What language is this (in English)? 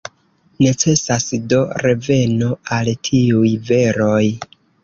Esperanto